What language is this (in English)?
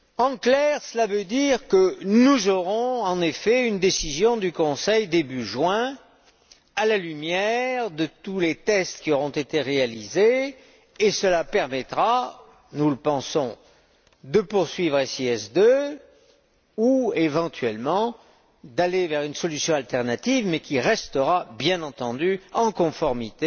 French